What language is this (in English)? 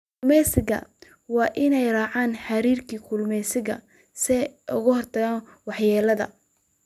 Somali